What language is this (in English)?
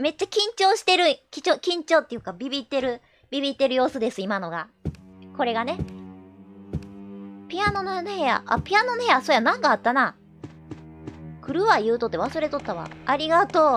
Japanese